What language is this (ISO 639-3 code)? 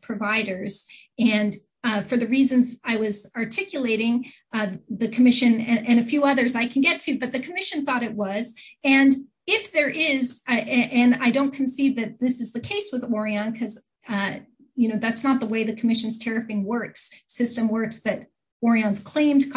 eng